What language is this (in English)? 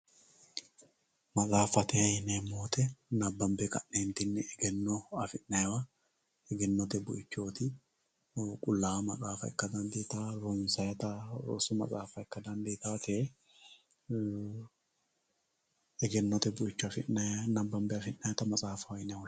Sidamo